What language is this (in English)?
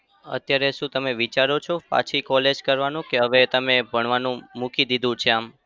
Gujarati